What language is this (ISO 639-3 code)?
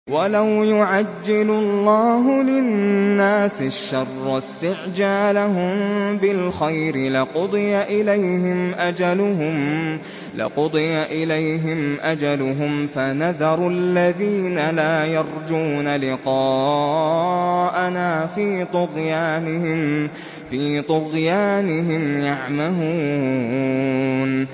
ara